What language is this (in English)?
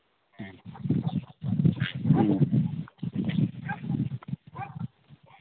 Manipuri